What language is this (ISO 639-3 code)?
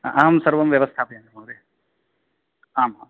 san